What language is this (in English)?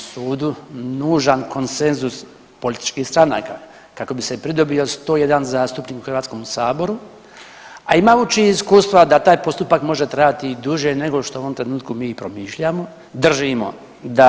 Croatian